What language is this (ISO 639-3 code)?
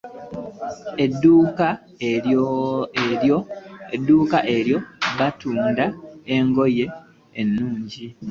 lug